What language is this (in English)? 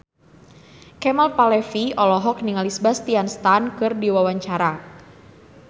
Sundanese